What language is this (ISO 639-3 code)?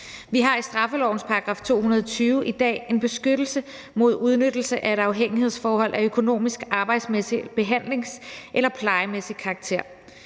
dan